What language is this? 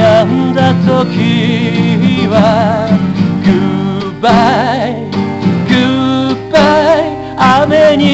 Korean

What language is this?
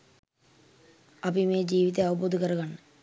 Sinhala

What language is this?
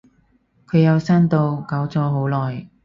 Cantonese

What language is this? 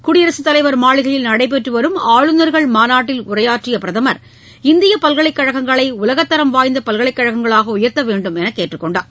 Tamil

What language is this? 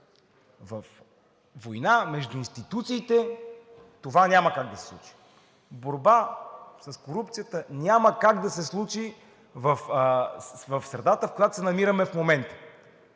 Bulgarian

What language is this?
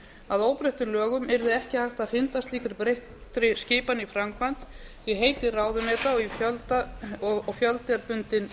Icelandic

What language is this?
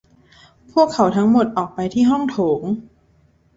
Thai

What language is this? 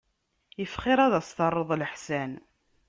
Kabyle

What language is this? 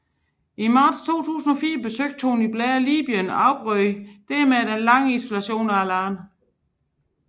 Danish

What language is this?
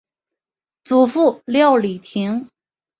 Chinese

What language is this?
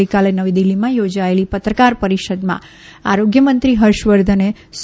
Gujarati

